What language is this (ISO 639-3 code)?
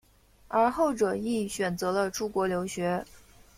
zho